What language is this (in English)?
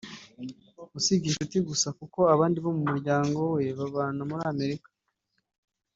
Kinyarwanda